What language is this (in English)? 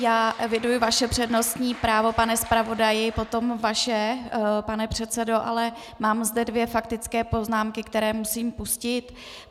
Czech